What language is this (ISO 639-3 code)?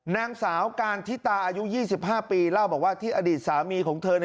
tha